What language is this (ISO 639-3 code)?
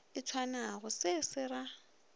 nso